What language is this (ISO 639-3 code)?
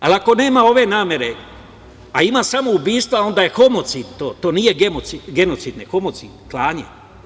srp